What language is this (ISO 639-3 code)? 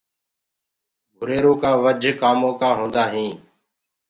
ggg